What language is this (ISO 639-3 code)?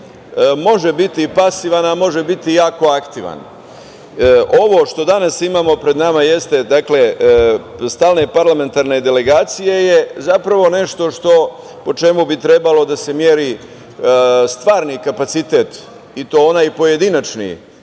srp